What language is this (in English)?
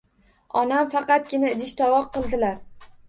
Uzbek